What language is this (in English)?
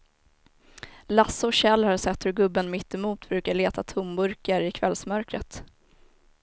Swedish